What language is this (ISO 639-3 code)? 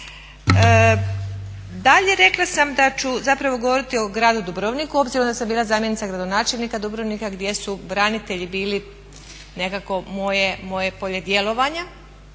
hrv